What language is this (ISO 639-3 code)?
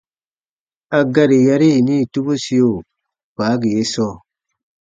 bba